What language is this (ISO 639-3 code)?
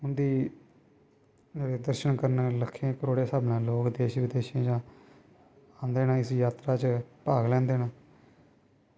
doi